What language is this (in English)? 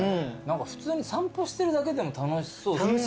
Japanese